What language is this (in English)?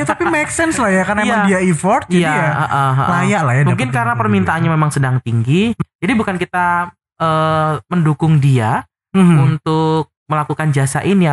Indonesian